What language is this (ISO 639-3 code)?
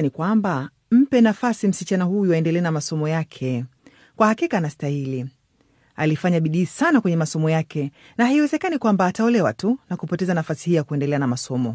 swa